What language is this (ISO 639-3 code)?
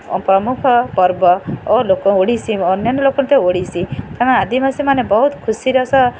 ori